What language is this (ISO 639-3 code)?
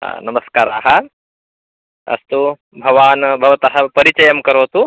san